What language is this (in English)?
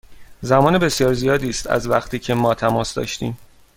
Persian